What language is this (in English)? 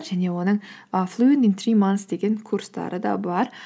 Kazakh